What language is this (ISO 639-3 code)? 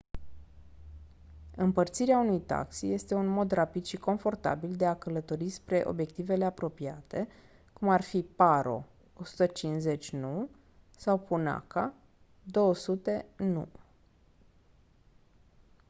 ron